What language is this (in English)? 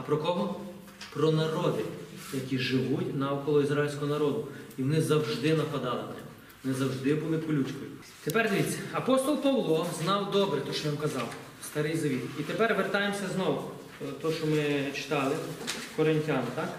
Ukrainian